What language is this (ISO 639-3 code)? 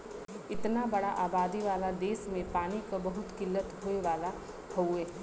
bho